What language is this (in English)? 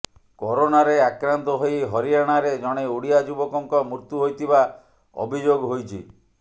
Odia